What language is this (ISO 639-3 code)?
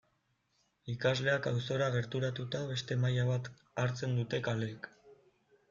eus